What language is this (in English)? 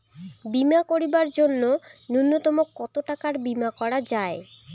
Bangla